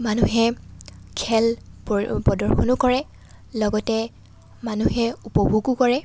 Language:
Assamese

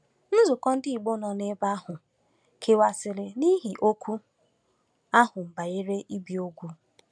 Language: Igbo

